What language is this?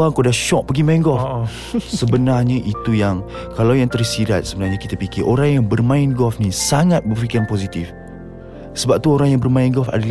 Malay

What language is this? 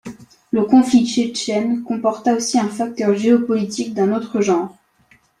French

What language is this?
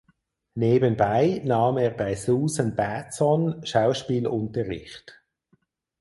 German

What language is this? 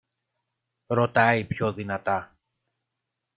Greek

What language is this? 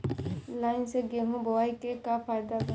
Bhojpuri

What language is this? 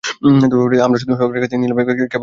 Bangla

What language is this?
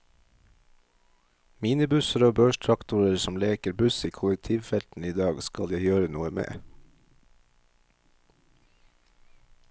Norwegian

